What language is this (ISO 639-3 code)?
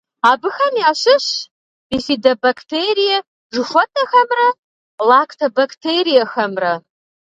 kbd